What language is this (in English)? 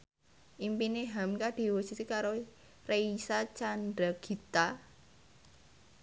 Javanese